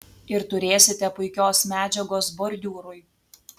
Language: Lithuanian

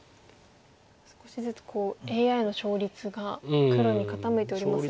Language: Japanese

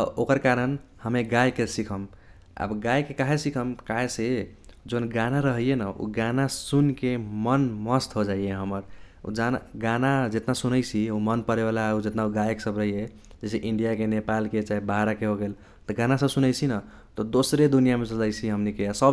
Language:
Kochila Tharu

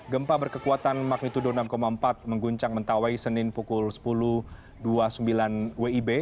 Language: Indonesian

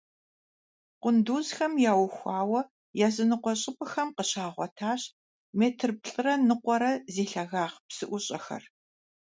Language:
Kabardian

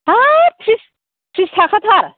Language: Bodo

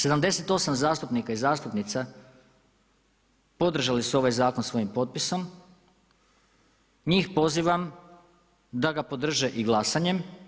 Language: Croatian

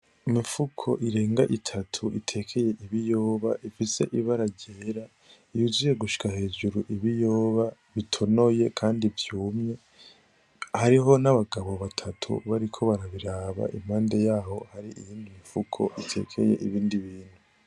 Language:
Rundi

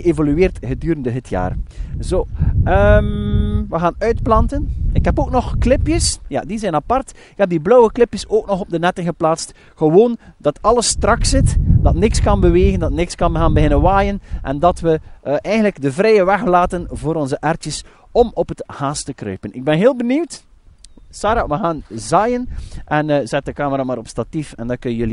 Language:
Dutch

